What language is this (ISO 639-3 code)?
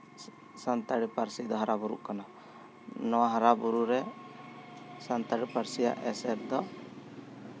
sat